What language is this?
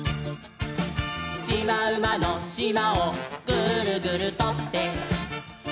Japanese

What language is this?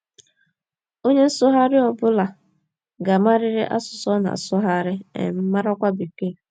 Igbo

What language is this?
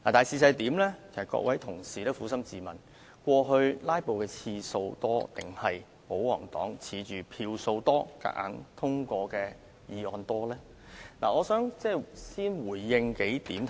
Cantonese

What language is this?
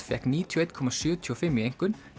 Icelandic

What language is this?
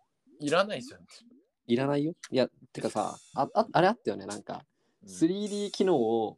Japanese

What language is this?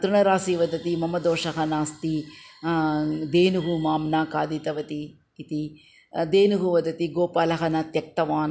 Sanskrit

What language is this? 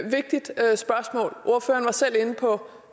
Danish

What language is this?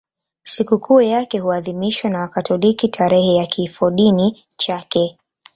Swahili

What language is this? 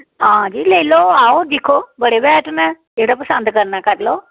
Dogri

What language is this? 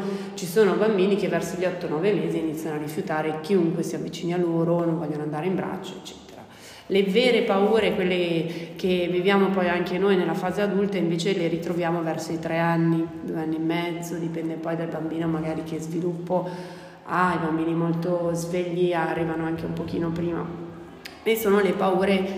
Italian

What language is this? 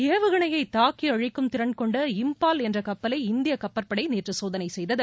Tamil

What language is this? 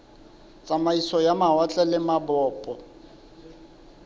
Southern Sotho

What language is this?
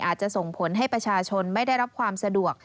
Thai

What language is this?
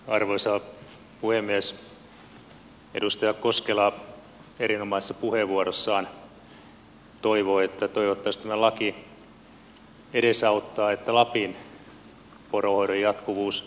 Finnish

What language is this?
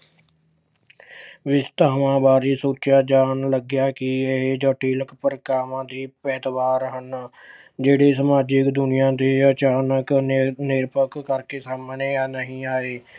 Punjabi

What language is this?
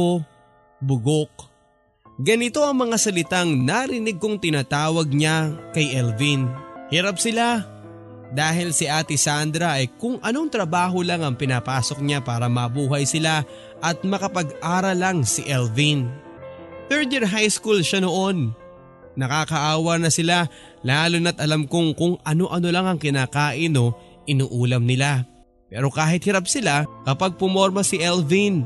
Filipino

